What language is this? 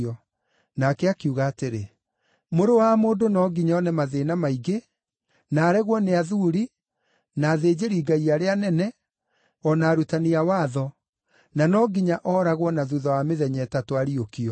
Kikuyu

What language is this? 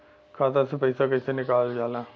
Bhojpuri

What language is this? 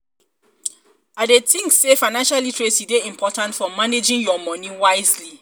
Nigerian Pidgin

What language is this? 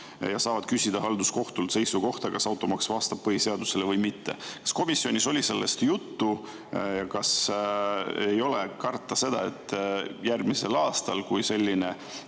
Estonian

